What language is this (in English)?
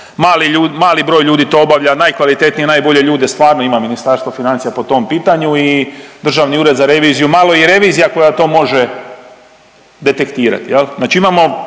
Croatian